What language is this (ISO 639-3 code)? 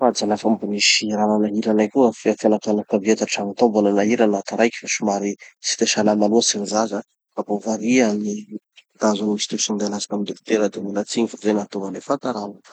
txy